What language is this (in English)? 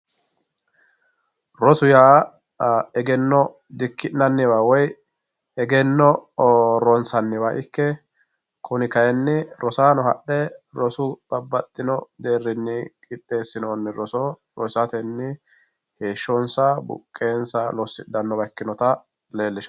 Sidamo